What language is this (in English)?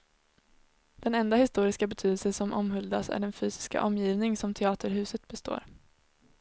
Swedish